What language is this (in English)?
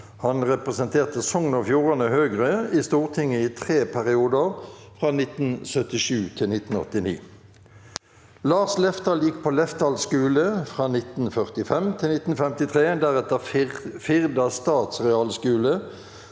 Norwegian